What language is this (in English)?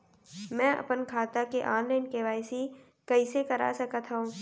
Chhattisgarhi